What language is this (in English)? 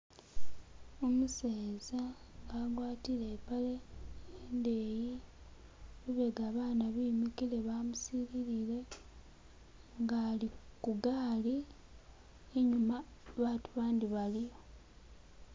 Masaaba